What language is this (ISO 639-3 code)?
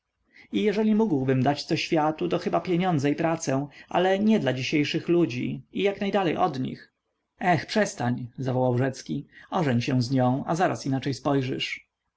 pol